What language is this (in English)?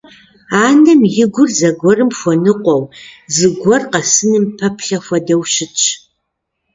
Kabardian